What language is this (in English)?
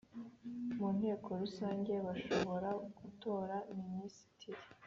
Kinyarwanda